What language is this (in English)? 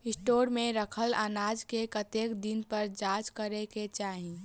Maithili